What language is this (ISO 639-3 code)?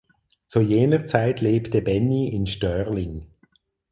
deu